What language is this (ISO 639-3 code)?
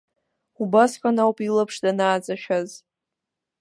abk